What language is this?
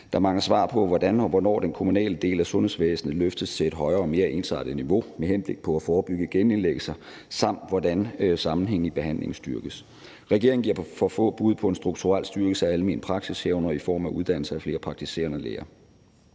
Danish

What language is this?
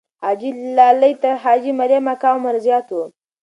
Pashto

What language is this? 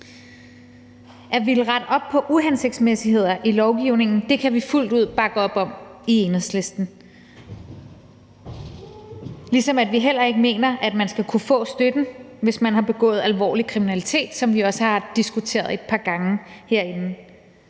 Danish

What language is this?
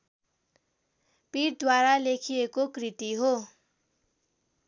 Nepali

